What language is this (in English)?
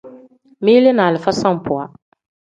Tem